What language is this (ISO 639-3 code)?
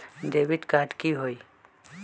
mag